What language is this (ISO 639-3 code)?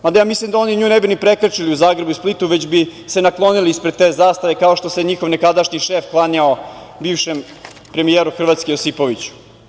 srp